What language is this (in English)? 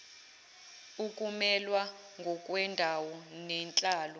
Zulu